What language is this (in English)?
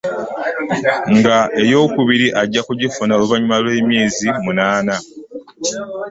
Ganda